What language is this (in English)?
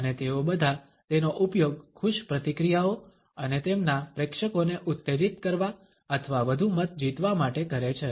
Gujarati